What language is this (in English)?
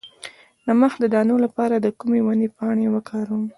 Pashto